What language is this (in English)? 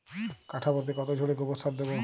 Bangla